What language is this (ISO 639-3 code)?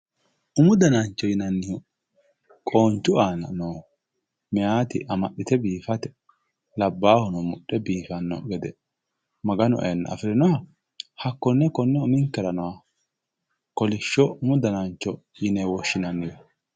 sid